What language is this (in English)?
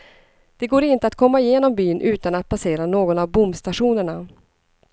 Swedish